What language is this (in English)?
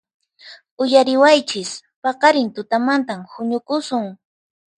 Puno Quechua